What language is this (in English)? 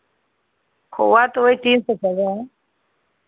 Hindi